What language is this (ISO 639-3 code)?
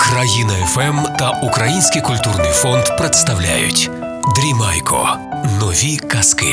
ukr